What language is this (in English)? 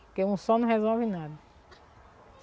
Portuguese